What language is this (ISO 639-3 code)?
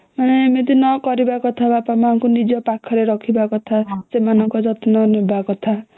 ori